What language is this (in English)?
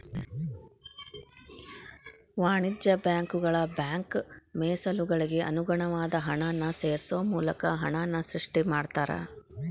Kannada